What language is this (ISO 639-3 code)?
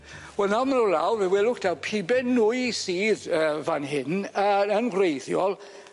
cym